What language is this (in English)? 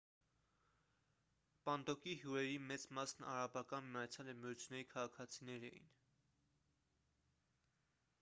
Armenian